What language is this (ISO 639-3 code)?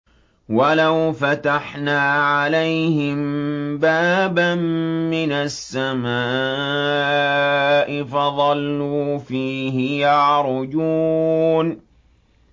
ara